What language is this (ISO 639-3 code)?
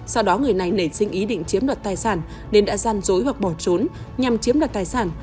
vie